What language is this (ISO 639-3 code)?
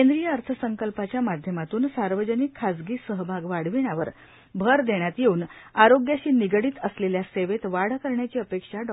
mar